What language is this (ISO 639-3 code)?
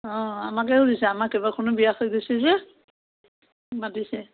asm